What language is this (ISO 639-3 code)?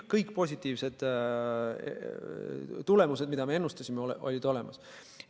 est